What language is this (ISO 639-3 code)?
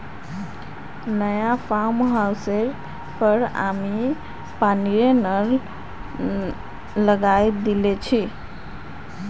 mag